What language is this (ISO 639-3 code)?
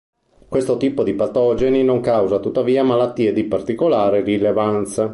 ita